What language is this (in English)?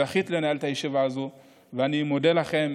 Hebrew